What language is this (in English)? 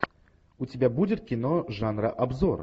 Russian